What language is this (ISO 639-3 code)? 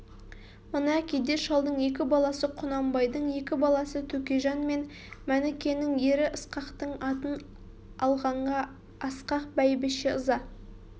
kaz